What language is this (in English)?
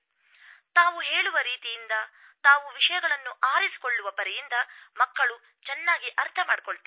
Kannada